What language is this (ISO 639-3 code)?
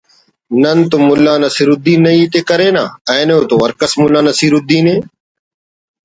brh